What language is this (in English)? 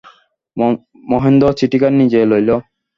Bangla